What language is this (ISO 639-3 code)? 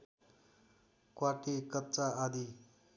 nep